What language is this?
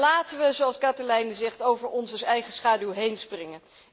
Dutch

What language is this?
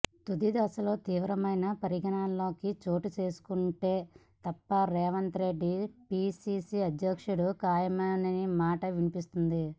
Telugu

